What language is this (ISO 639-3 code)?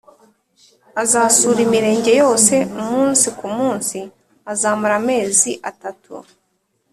kin